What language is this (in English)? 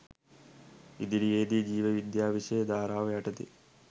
Sinhala